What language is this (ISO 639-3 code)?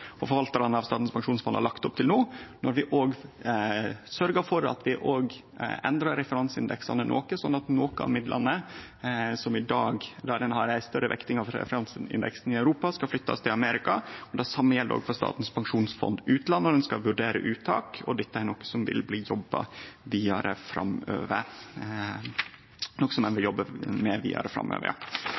nno